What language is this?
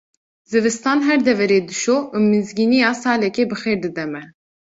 Kurdish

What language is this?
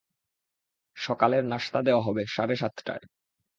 Bangla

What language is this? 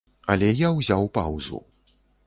Belarusian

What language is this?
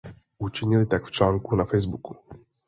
Czech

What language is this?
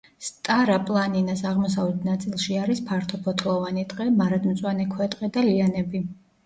Georgian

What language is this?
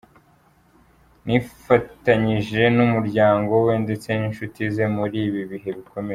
Kinyarwanda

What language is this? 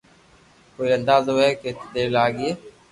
Loarki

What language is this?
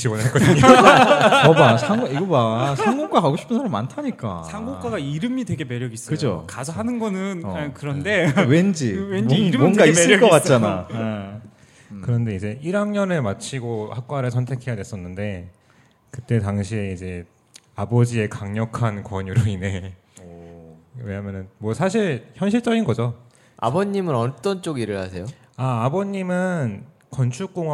Korean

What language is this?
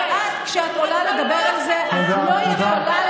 Hebrew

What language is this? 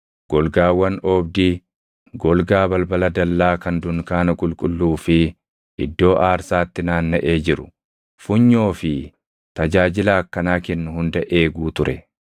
Oromo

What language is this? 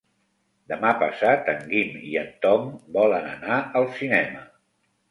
Catalan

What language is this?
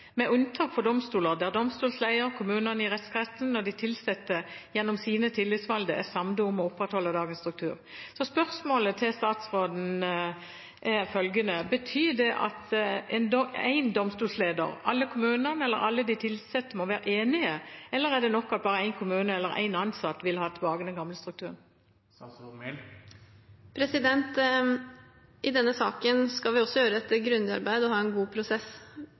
Norwegian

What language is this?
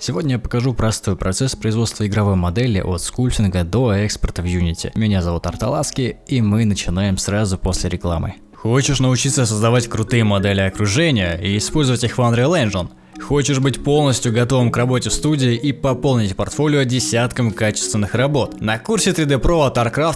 Russian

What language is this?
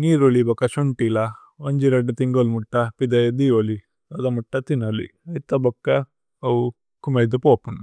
Tulu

